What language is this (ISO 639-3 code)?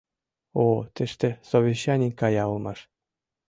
chm